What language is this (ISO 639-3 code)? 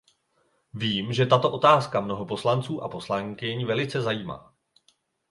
ces